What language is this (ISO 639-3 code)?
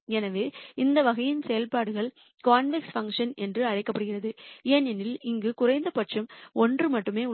tam